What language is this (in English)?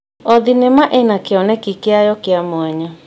Kikuyu